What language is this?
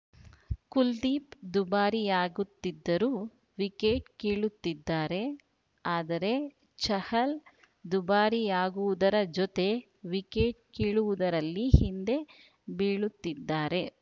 Kannada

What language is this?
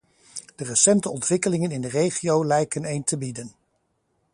Dutch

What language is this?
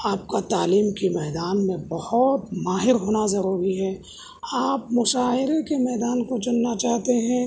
Urdu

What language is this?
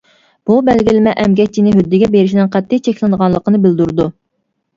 Uyghur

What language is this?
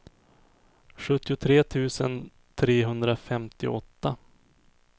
Swedish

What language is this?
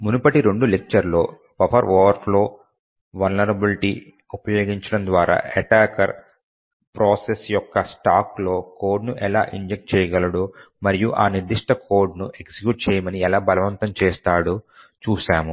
Telugu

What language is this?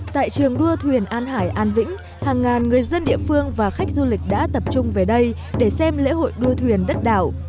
Vietnamese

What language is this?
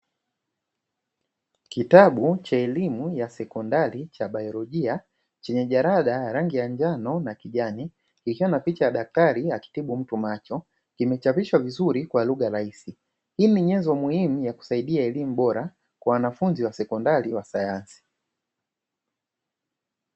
Swahili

